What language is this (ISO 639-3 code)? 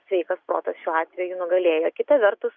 lit